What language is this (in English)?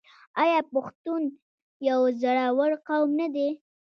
Pashto